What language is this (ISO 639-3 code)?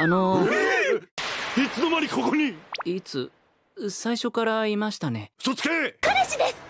jpn